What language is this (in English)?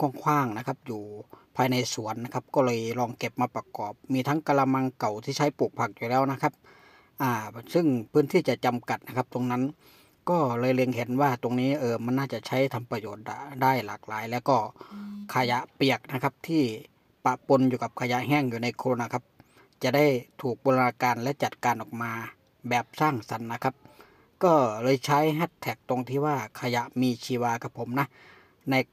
Thai